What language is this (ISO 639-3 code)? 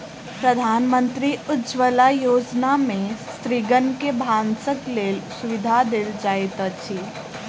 mai